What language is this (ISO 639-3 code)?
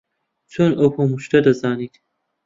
ckb